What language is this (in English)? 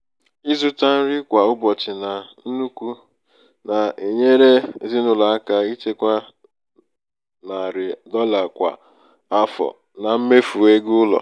Igbo